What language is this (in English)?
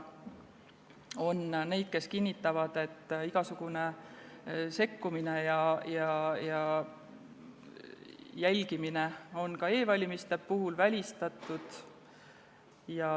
Estonian